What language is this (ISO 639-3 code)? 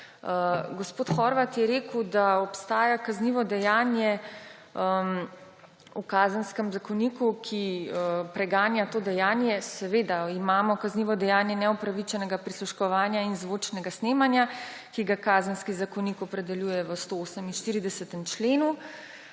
slv